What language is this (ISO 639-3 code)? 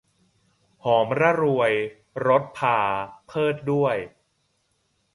tha